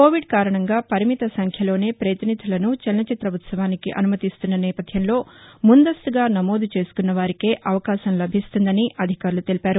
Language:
Telugu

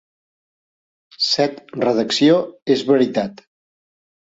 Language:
Catalan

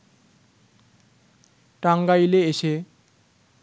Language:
Bangla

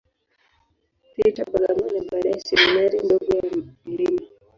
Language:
Swahili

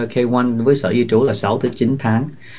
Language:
Vietnamese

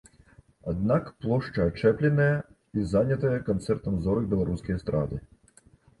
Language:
Belarusian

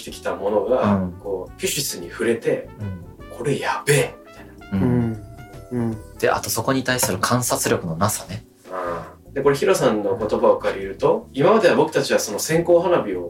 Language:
Japanese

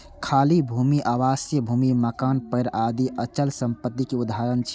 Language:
Maithili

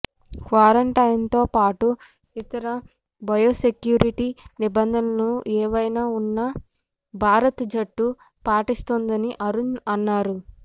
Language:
Telugu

